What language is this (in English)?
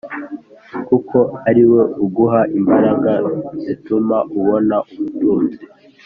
Kinyarwanda